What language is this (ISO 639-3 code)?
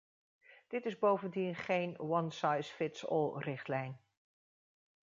nld